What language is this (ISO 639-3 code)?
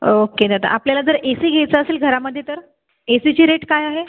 mar